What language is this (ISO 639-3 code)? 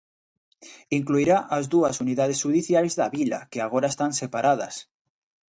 glg